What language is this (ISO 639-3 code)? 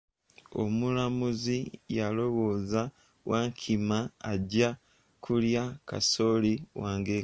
lug